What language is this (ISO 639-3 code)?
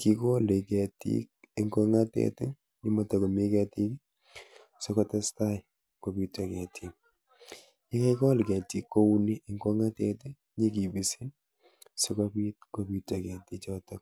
kln